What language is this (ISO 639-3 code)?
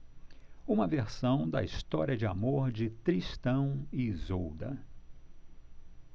por